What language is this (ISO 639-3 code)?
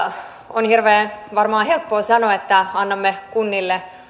fin